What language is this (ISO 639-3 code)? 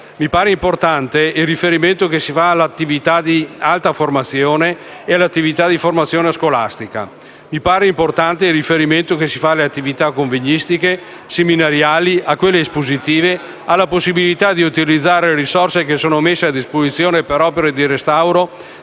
ita